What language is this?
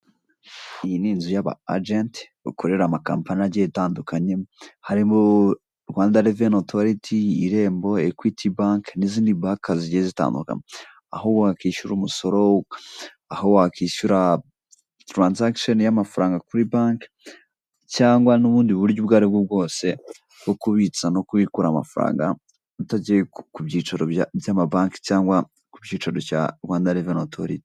Kinyarwanda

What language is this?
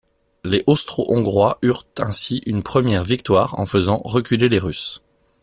French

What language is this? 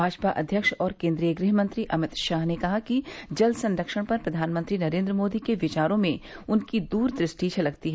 Hindi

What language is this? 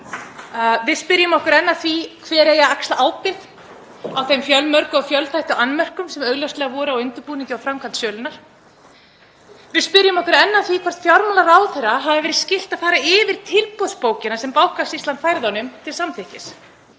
Icelandic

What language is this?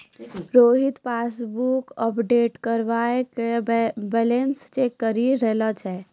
Maithili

